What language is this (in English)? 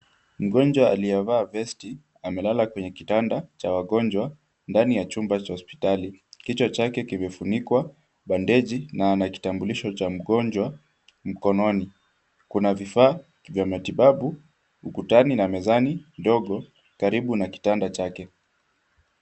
Swahili